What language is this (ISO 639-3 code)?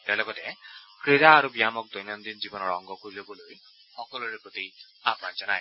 asm